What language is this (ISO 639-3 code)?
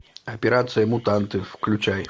rus